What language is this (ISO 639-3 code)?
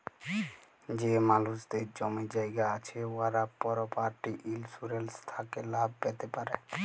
ben